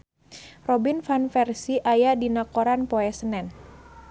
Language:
Sundanese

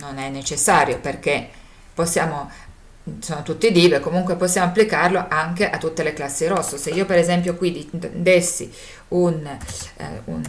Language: Italian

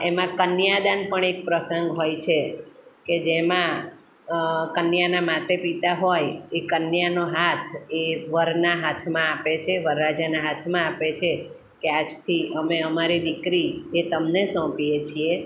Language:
Gujarati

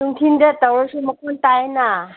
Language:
Manipuri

